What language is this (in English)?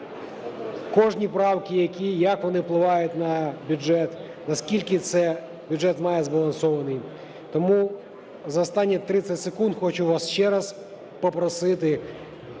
Ukrainian